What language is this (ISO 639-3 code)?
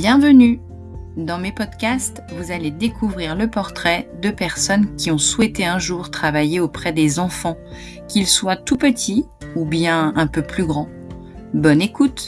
fra